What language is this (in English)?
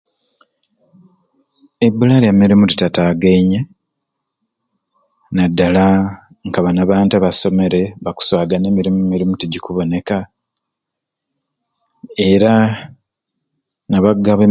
Ruuli